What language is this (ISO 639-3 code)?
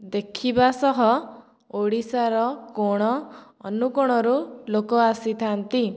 ori